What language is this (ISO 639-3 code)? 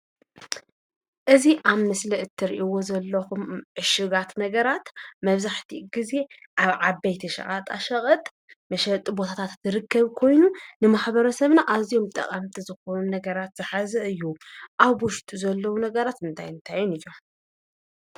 tir